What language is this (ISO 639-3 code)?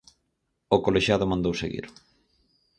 glg